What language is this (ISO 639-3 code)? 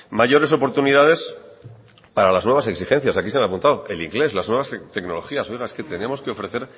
spa